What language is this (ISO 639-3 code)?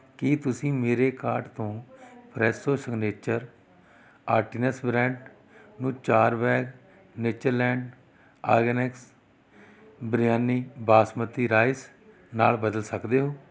pan